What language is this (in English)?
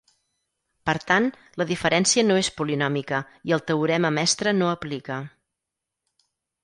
Catalan